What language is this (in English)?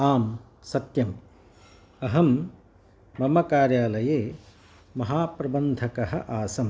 Sanskrit